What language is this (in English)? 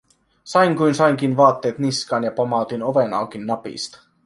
Finnish